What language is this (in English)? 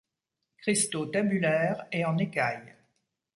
French